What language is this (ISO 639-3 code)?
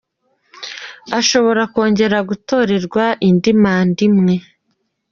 kin